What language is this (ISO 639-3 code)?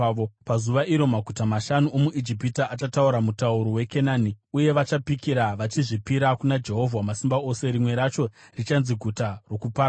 sna